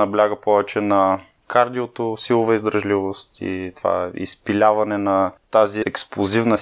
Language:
Bulgarian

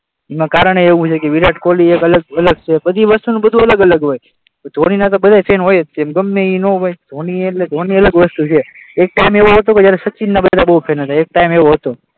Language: Gujarati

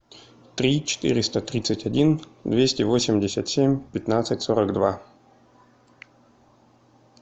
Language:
Russian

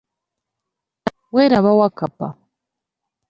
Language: Ganda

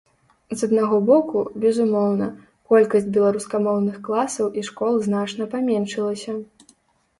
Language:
Belarusian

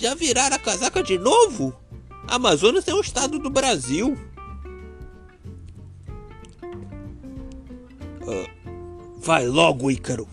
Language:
Portuguese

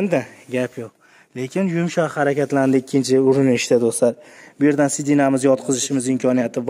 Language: Turkish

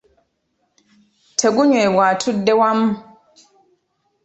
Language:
Ganda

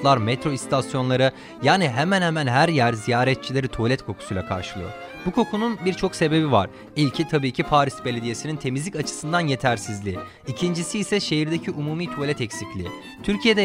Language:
Turkish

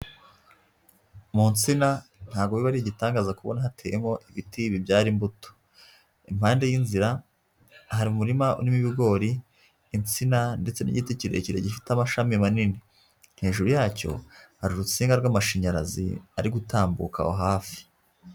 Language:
Kinyarwanda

